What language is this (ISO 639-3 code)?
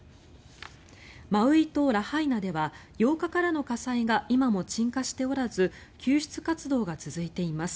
jpn